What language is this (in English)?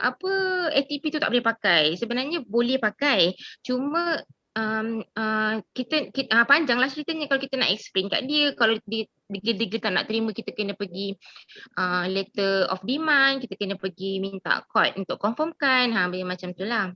Malay